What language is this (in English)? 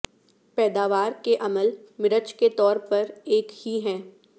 Urdu